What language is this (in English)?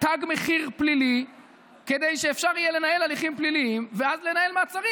Hebrew